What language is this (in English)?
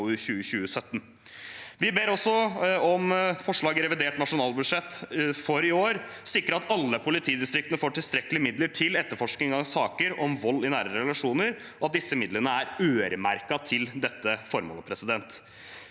Norwegian